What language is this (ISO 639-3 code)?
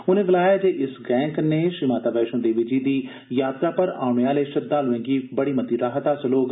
doi